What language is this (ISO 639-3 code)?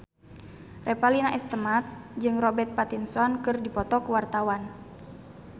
sun